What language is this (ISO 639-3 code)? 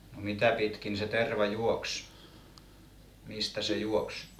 fin